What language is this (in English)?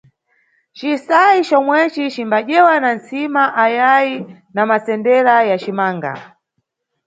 Nyungwe